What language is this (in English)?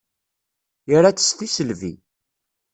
Kabyle